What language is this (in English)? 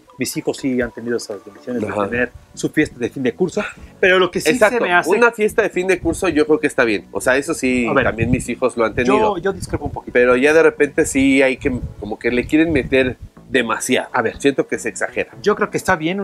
Spanish